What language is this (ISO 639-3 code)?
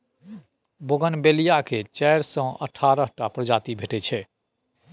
mai